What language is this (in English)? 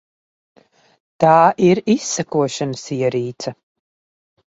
Latvian